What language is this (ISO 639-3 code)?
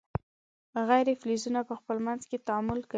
pus